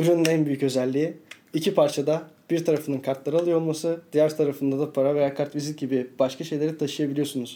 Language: Turkish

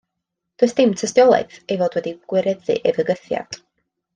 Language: Welsh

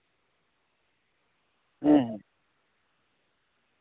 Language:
Santali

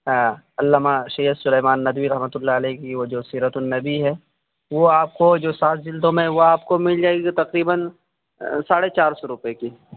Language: Urdu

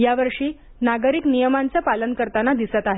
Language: Marathi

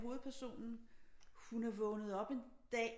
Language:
Danish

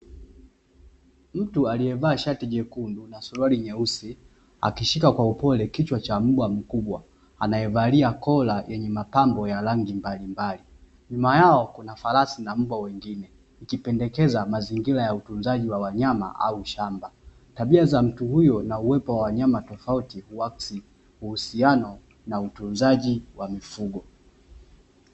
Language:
Swahili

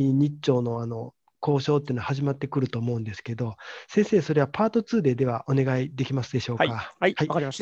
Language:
Japanese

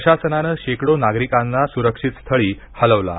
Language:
Marathi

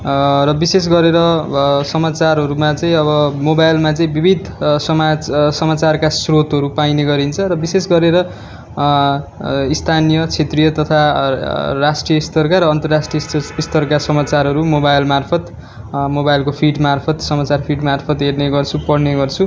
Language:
Nepali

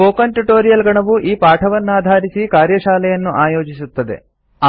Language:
Kannada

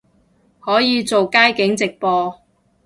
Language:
Cantonese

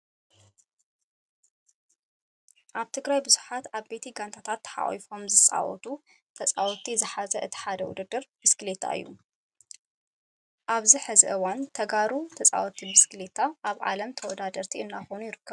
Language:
Tigrinya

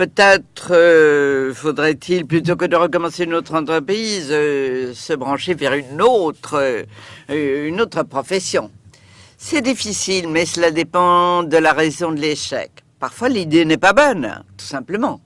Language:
French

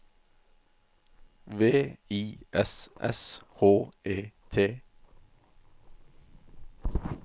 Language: Norwegian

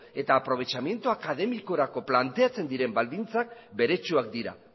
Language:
Basque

